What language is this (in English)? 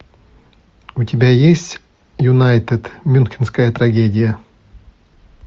Russian